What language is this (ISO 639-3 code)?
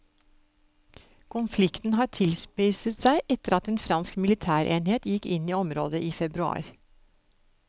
nor